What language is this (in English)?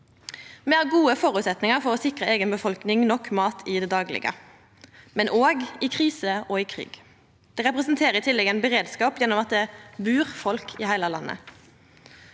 Norwegian